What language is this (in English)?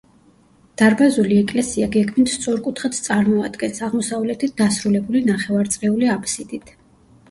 Georgian